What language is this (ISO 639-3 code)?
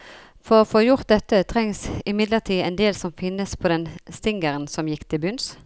nor